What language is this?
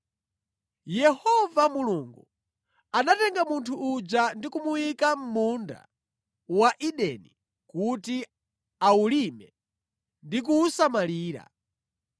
Nyanja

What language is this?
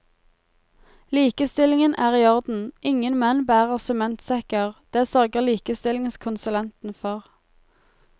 Norwegian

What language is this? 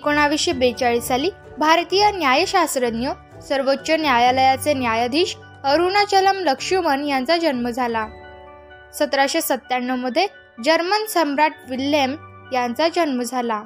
Marathi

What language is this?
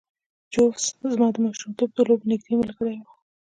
Pashto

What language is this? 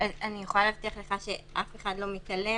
Hebrew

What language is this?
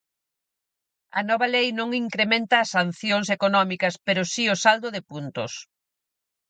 Galician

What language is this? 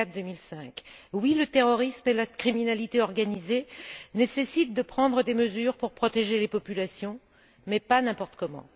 French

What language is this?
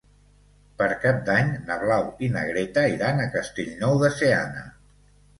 Catalan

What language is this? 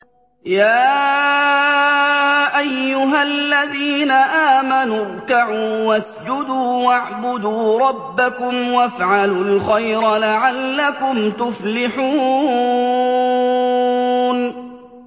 Arabic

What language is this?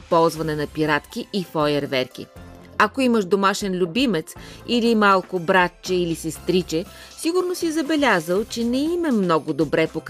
Bulgarian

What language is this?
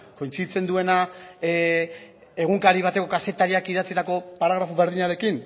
Basque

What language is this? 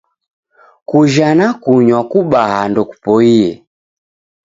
Taita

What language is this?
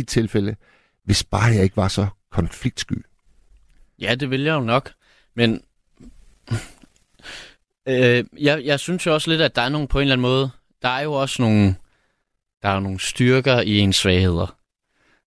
Danish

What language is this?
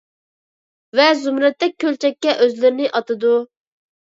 Uyghur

